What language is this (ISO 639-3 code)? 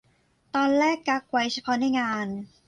tha